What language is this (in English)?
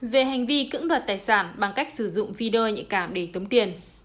Vietnamese